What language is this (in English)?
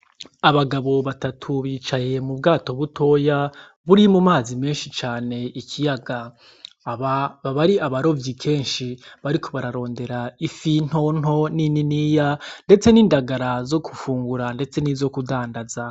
Rundi